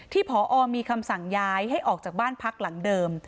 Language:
Thai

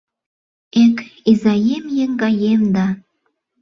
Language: Mari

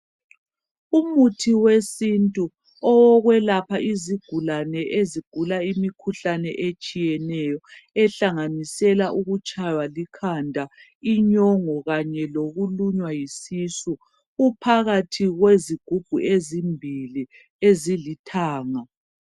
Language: North Ndebele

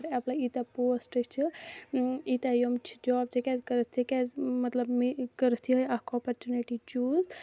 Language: Kashmiri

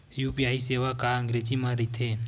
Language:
Chhattisgarhi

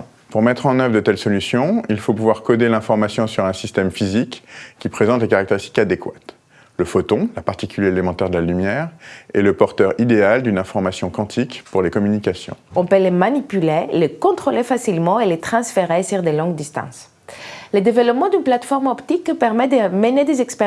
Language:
French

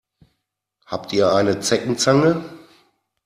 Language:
German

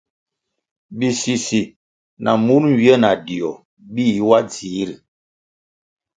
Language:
Kwasio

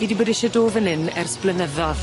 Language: Welsh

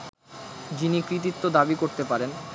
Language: Bangla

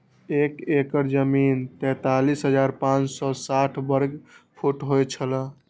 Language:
Maithili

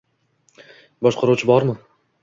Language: Uzbek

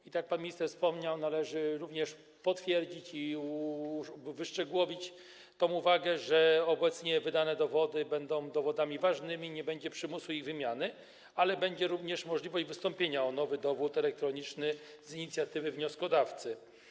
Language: Polish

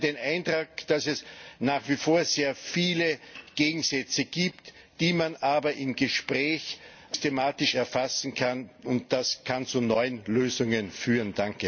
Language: German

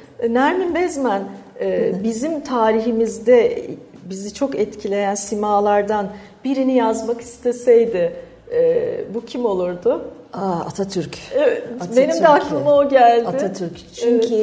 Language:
Turkish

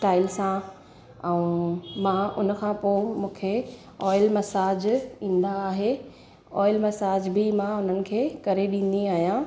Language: Sindhi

